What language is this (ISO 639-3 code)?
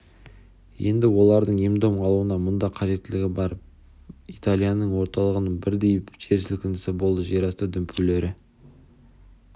kaz